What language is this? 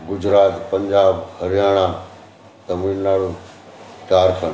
Sindhi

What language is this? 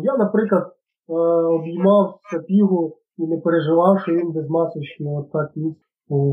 Ukrainian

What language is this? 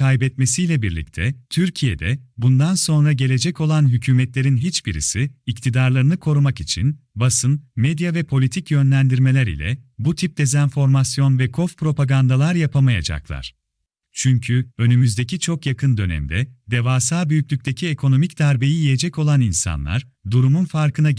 Turkish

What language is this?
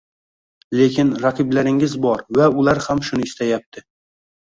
Uzbek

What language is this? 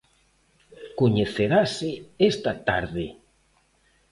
Galician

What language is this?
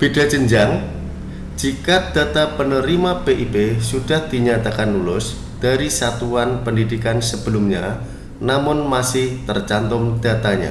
Indonesian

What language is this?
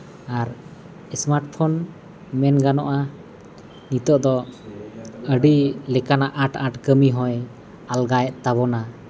Santali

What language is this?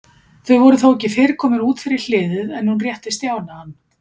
Icelandic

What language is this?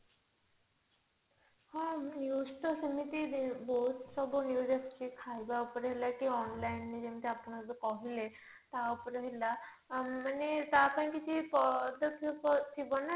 Odia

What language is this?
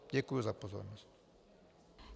Czech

